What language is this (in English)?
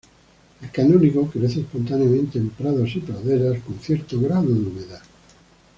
Spanish